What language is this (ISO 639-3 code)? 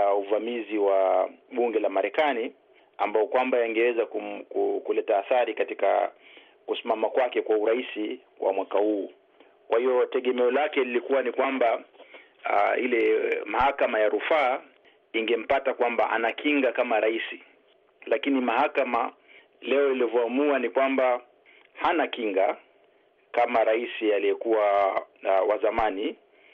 swa